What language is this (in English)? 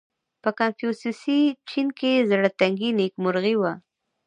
Pashto